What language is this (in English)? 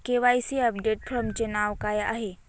Marathi